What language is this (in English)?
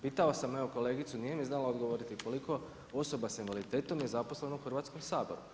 Croatian